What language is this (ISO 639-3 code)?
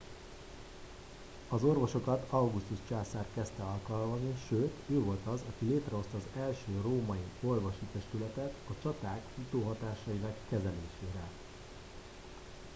hun